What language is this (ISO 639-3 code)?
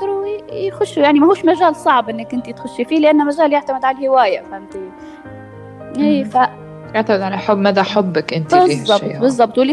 ara